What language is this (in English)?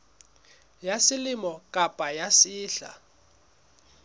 Southern Sotho